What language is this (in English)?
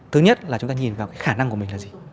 Vietnamese